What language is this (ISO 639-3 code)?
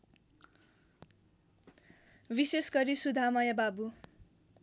nep